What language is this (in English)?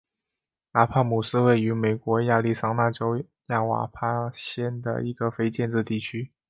Chinese